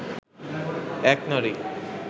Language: Bangla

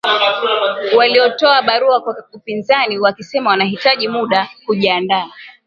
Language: Swahili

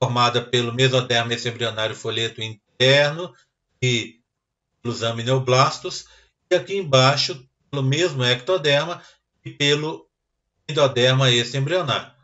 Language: Portuguese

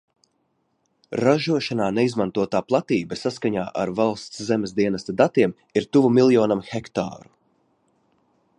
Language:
Latvian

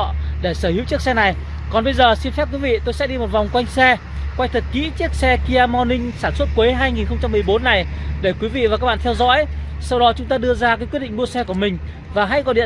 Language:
Vietnamese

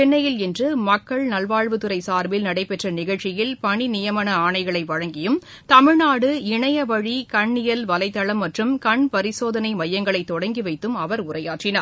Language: Tamil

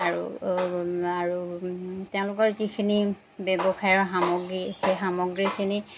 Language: Assamese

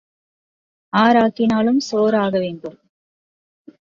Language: Tamil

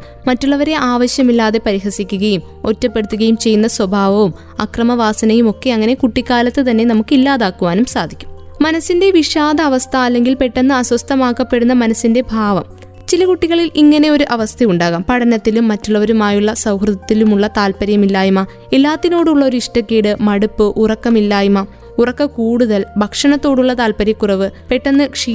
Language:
Malayalam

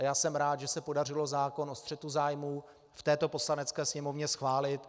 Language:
Czech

